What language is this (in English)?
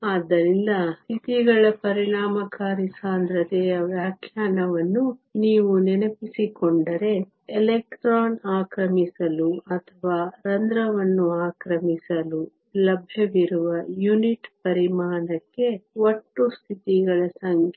Kannada